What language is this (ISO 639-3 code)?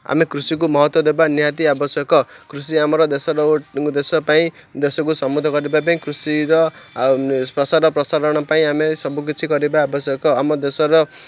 ori